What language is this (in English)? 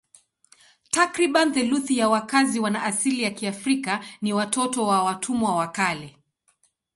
Swahili